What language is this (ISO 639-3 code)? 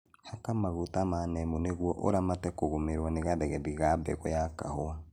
kik